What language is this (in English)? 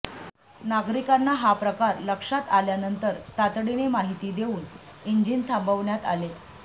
Marathi